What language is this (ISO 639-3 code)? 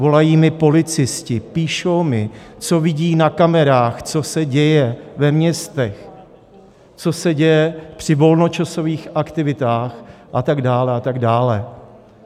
ces